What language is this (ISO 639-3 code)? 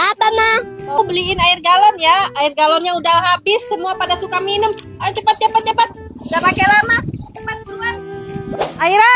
ind